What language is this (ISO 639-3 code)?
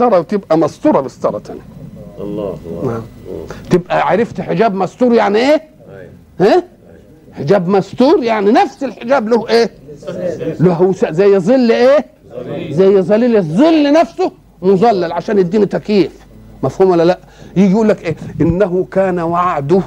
ara